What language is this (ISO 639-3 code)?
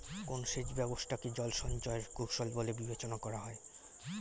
ben